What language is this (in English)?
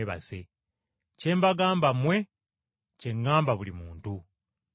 Ganda